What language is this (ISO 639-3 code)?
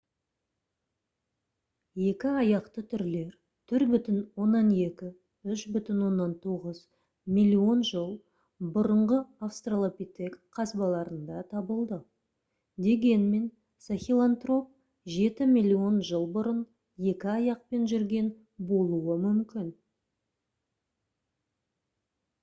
kaz